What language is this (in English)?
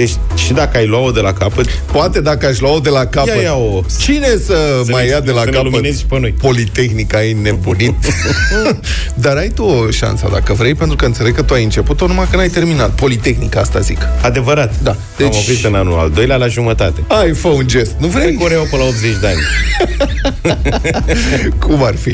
Romanian